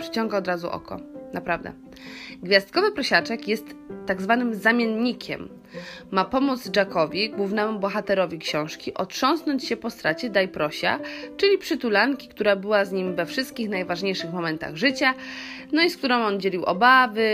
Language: Polish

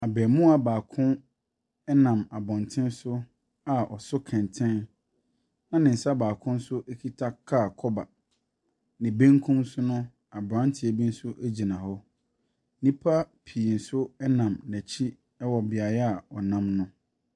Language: Akan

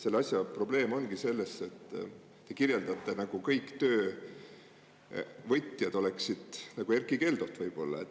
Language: Estonian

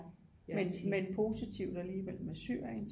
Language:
Danish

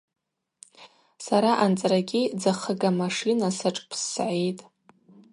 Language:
Abaza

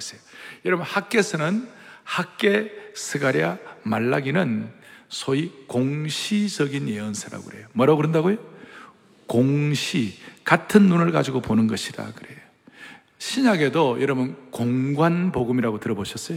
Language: Korean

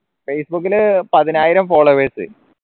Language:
Malayalam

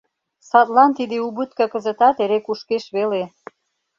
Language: Mari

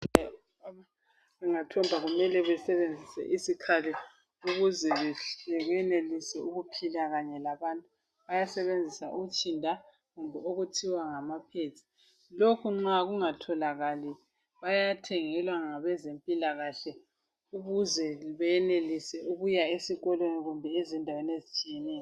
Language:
North Ndebele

